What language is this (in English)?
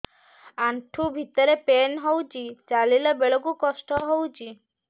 Odia